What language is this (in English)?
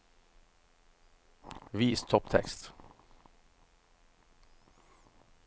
Norwegian